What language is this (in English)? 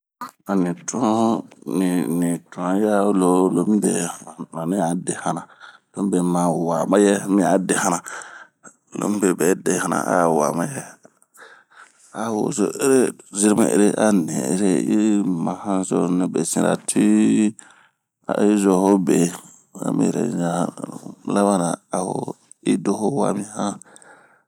Bomu